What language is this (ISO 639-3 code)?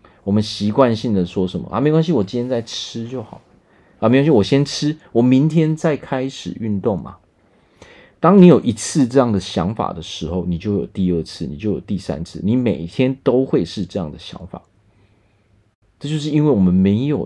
zho